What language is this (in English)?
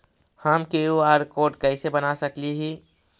Magahi